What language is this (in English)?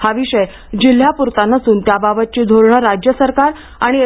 Marathi